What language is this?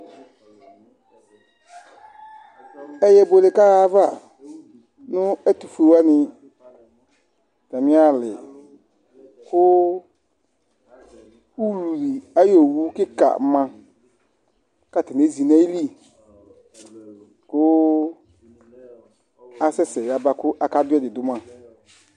Ikposo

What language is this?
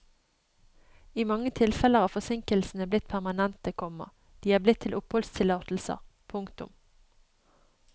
Norwegian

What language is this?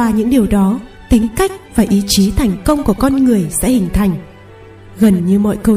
Vietnamese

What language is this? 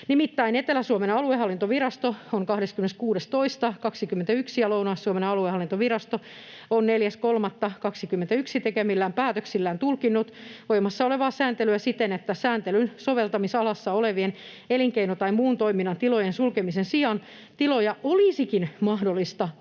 Finnish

